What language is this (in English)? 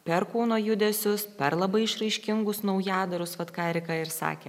Lithuanian